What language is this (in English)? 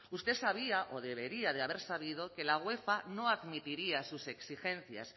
Spanish